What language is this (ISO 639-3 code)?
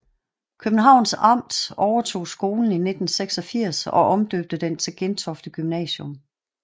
dan